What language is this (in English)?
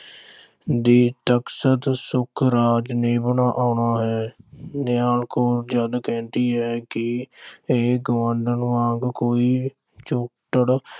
Punjabi